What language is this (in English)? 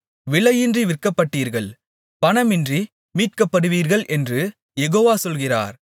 Tamil